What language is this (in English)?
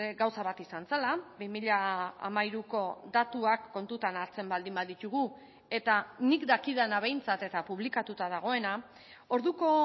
Basque